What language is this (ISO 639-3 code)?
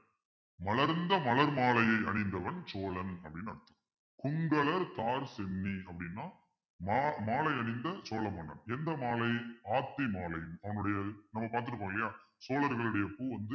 tam